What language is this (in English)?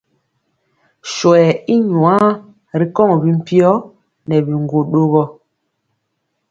Mpiemo